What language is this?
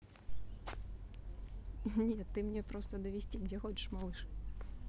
Russian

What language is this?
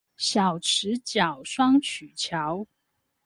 Chinese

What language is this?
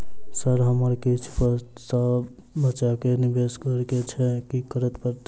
Maithili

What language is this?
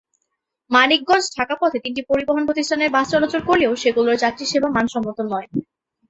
Bangla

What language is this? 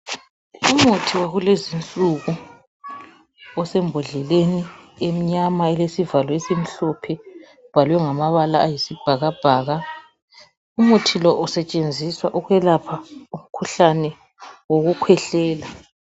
North Ndebele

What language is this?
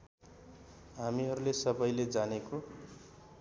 Nepali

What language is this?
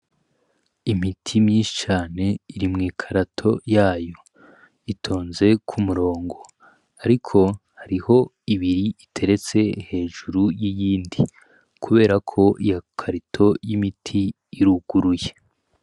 Rundi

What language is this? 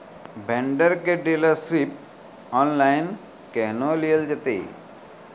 Maithili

